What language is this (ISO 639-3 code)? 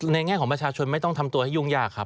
tha